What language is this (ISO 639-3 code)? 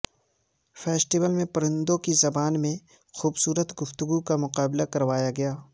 urd